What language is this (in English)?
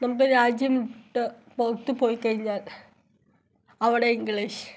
Malayalam